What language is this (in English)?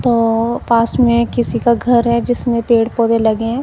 Hindi